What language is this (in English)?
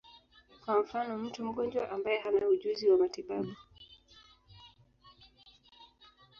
Swahili